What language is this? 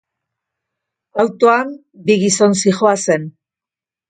Basque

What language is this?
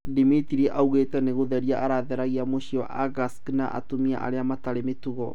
Kikuyu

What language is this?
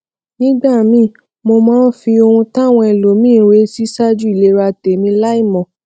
Yoruba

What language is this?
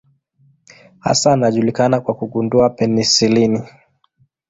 Swahili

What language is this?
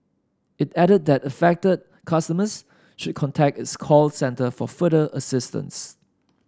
English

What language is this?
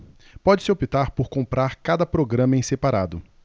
Portuguese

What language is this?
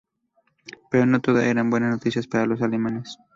Spanish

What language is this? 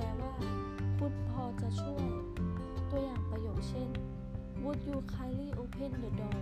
Thai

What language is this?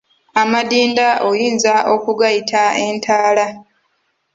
Ganda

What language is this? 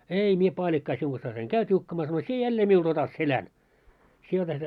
Finnish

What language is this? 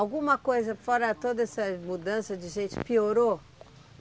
Portuguese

